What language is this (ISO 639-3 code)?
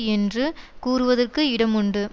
tam